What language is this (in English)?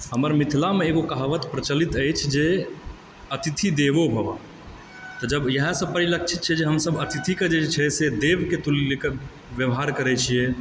Maithili